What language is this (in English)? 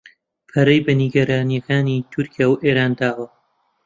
Central Kurdish